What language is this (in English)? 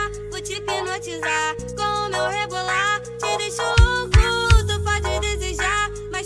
Portuguese